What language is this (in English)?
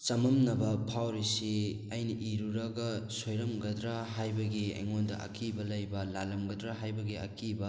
Manipuri